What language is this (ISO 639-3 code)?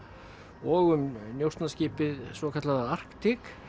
isl